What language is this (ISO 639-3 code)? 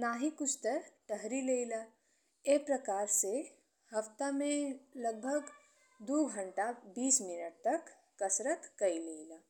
bho